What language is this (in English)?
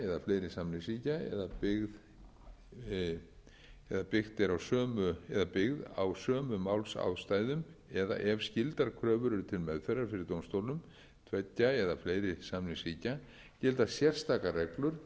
Icelandic